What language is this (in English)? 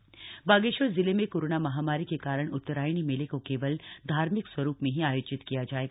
Hindi